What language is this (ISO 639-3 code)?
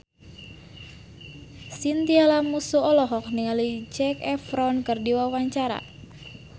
sun